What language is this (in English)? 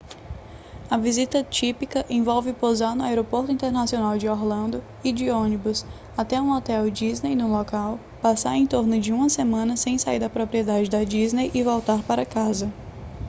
Portuguese